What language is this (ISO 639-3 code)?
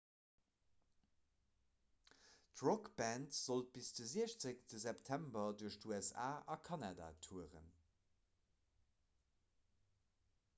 ltz